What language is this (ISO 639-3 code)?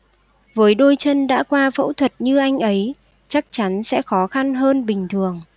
vie